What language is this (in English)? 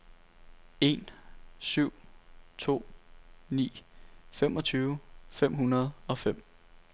Danish